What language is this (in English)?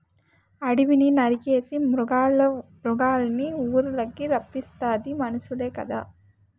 Telugu